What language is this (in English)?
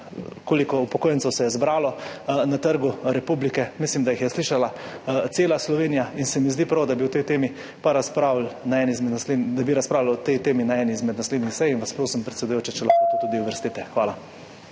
Slovenian